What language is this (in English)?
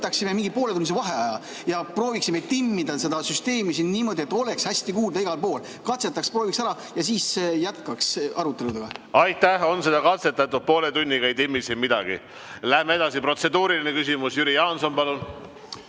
Estonian